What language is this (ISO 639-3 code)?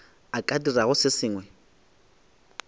nso